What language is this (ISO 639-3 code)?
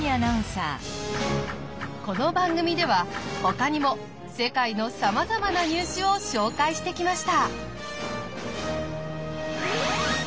jpn